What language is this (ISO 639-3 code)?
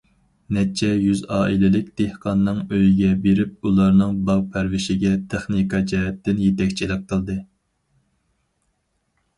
uig